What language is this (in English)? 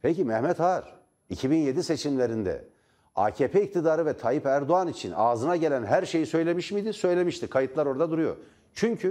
Turkish